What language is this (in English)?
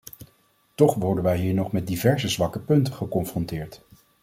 Dutch